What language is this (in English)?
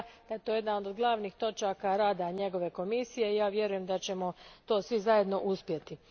Croatian